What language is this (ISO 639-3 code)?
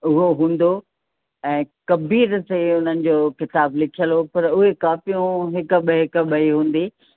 snd